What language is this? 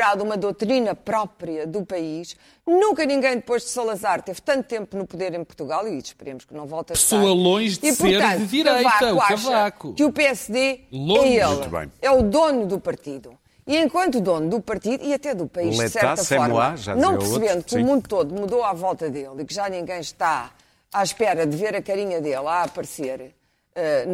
Portuguese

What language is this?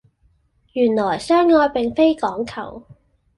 Cantonese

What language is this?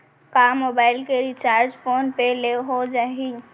Chhattisgarhi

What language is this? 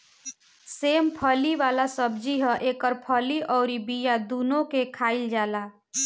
Bhojpuri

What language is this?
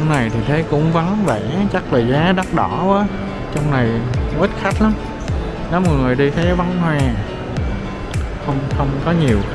Vietnamese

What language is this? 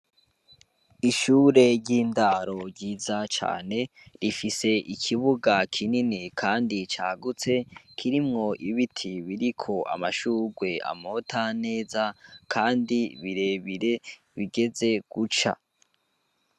Rundi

